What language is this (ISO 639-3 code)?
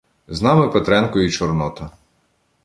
ukr